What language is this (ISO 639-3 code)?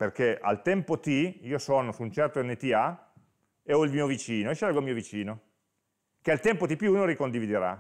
ita